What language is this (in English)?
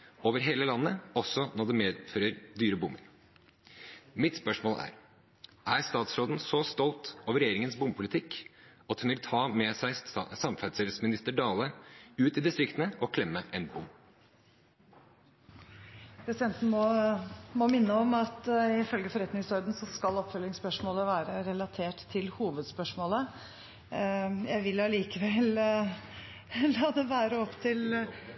Norwegian Bokmål